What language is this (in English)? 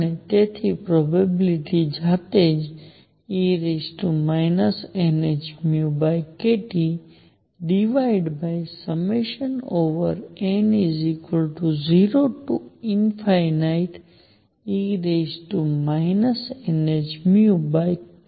Gujarati